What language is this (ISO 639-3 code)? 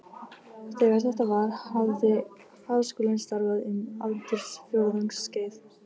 isl